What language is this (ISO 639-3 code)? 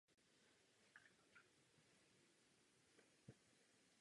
ces